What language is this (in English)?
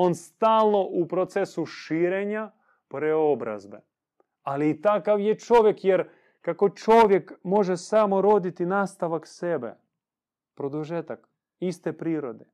Croatian